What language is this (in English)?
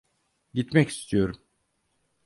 Turkish